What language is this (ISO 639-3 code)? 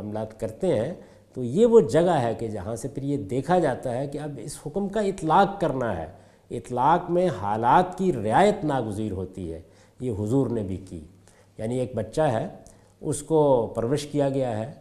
urd